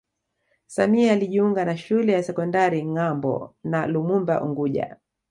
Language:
Swahili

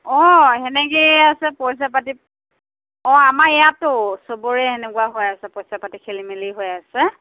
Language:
Assamese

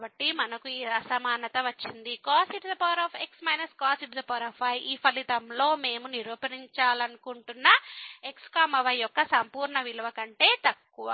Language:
Telugu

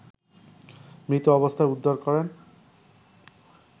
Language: Bangla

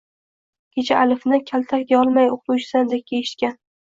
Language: Uzbek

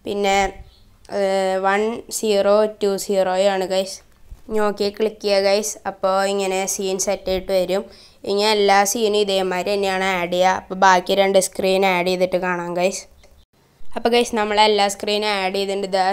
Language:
Norwegian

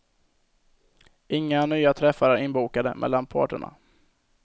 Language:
Swedish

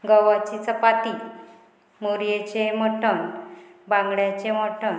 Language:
Konkani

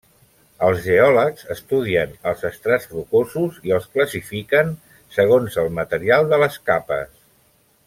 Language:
Catalan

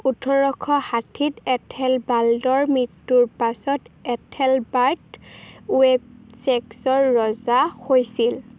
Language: Assamese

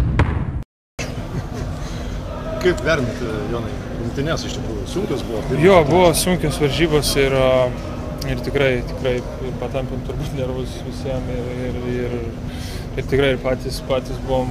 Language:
Lithuanian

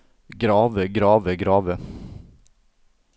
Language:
Norwegian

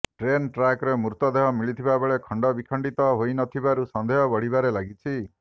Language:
Odia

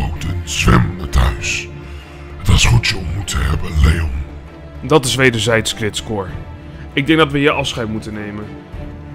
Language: Dutch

